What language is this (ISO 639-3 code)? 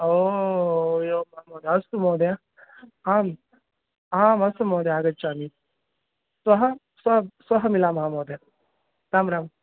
san